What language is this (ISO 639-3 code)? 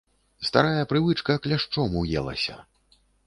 bel